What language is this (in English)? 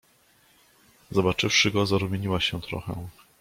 Polish